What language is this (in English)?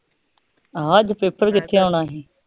Punjabi